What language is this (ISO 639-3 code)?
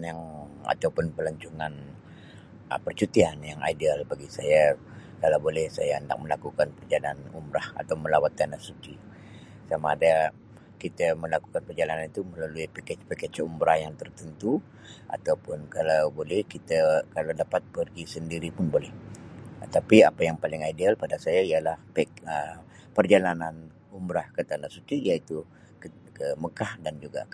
msi